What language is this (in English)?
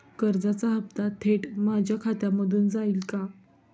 Marathi